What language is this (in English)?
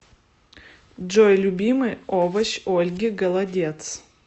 Russian